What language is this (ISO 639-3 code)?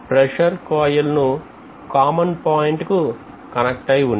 tel